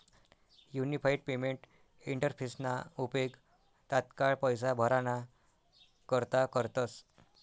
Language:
Marathi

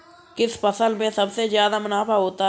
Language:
Hindi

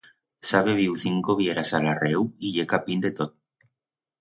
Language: Aragonese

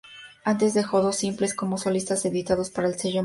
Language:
Spanish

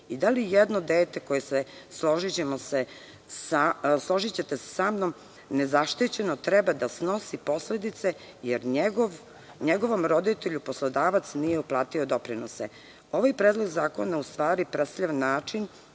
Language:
Serbian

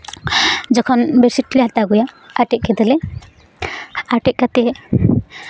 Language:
Santali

